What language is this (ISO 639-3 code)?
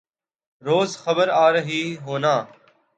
urd